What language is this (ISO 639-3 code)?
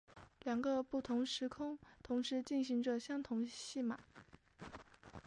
zho